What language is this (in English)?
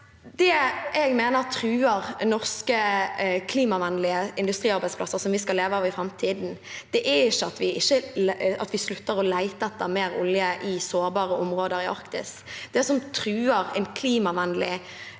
Norwegian